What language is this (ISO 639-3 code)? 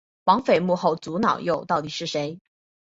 zho